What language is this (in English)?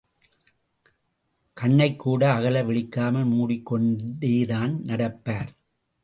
Tamil